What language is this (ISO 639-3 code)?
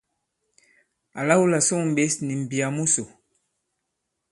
abb